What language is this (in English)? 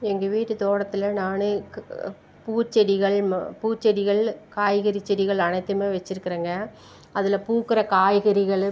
Tamil